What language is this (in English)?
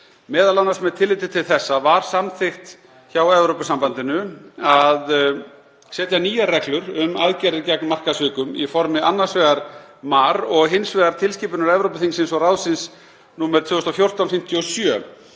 Icelandic